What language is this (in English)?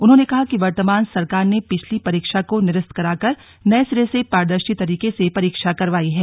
Hindi